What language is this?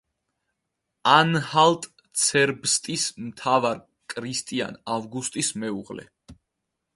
Georgian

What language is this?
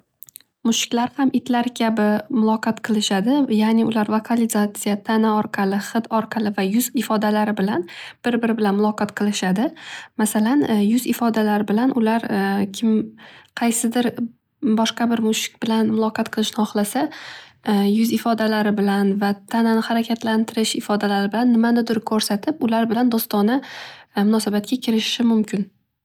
Uzbek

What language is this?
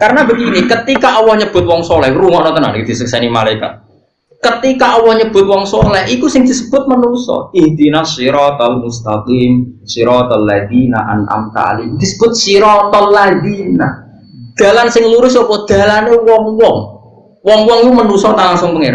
Indonesian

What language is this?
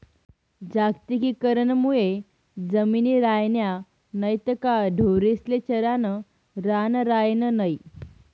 Marathi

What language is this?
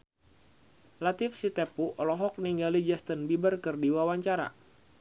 Sundanese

